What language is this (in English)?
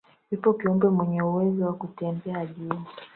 Swahili